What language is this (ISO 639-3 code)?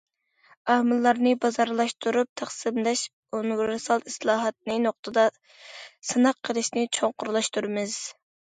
uig